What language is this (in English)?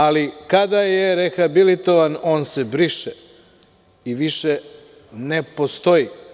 Serbian